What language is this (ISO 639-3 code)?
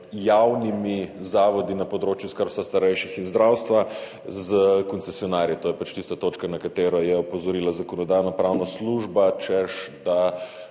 slv